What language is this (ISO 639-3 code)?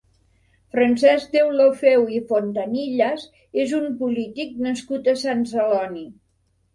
cat